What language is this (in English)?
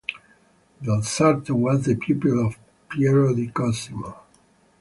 English